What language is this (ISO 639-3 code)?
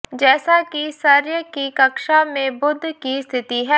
hin